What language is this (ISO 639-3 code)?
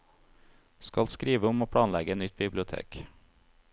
nor